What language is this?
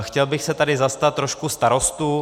Czech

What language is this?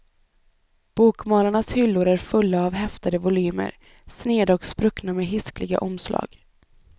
Swedish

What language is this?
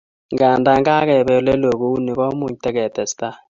Kalenjin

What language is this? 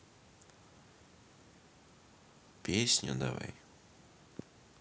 Russian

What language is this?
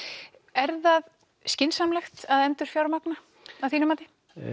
Icelandic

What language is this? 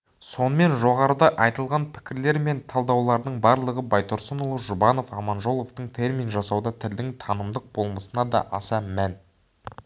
Kazakh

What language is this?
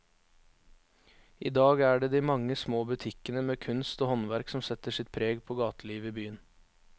Norwegian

